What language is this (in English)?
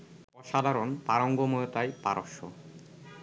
Bangla